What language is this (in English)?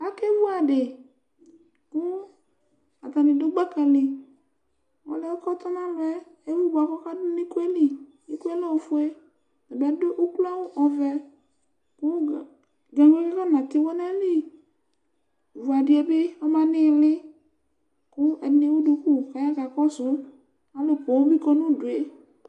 Ikposo